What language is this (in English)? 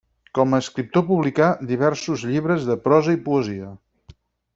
Catalan